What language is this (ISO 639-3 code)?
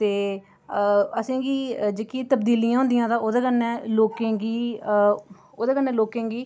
doi